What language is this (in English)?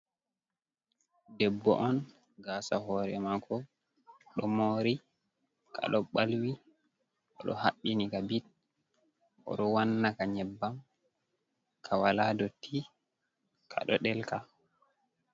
Fula